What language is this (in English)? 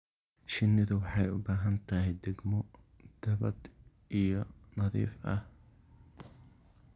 Somali